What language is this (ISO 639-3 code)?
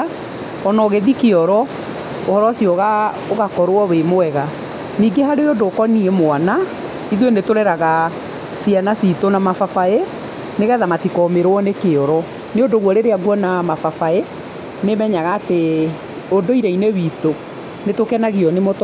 kik